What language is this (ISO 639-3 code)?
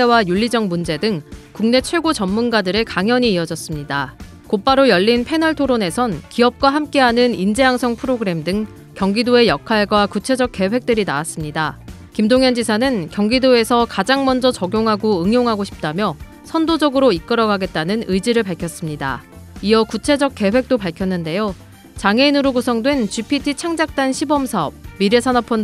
kor